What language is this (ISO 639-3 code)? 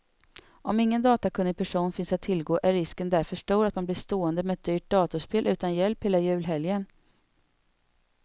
swe